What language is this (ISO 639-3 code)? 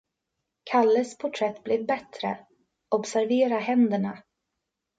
swe